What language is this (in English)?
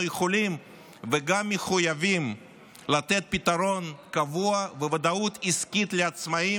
Hebrew